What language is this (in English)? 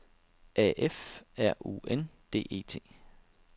Danish